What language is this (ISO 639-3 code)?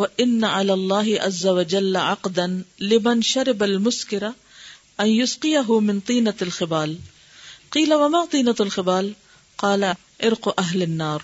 urd